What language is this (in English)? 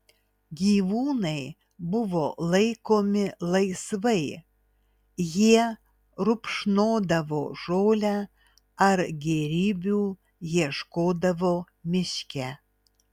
Lithuanian